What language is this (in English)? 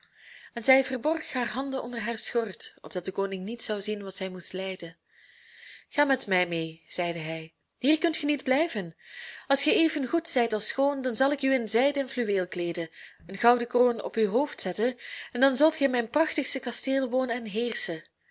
Dutch